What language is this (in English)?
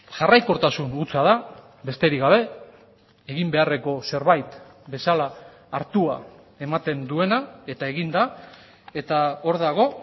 Basque